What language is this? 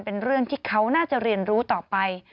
Thai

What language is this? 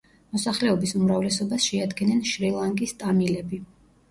Georgian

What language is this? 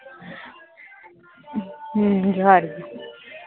Santali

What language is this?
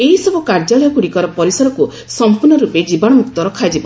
Odia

